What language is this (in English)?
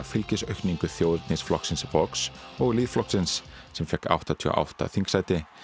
Icelandic